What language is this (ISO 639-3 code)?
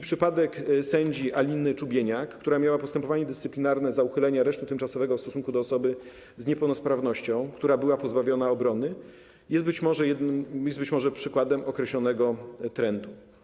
pol